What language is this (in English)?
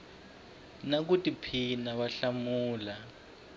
Tsonga